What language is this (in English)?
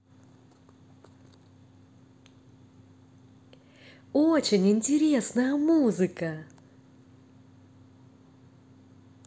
Russian